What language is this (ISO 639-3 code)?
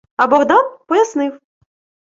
ukr